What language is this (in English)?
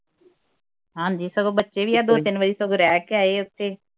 Punjabi